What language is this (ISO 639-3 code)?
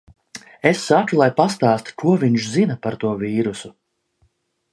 lav